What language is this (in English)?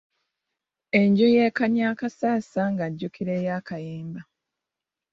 Ganda